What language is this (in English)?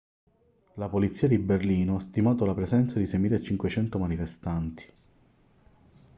Italian